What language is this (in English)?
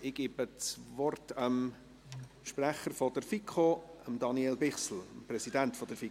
Swiss German